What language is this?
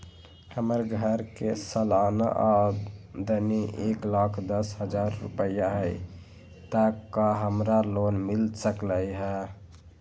Magahi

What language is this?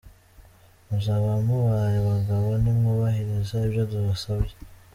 Kinyarwanda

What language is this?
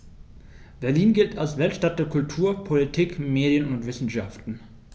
German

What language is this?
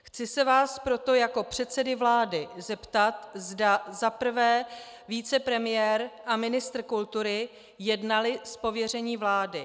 Czech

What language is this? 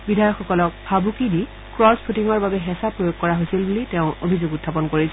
Assamese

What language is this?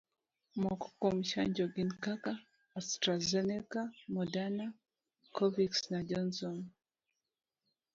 Luo (Kenya and Tanzania)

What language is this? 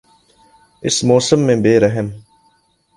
Urdu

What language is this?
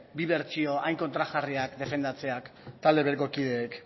Basque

